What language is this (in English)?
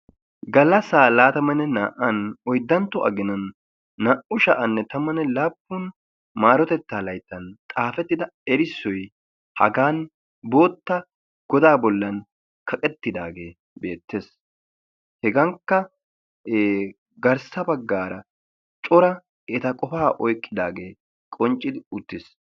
Wolaytta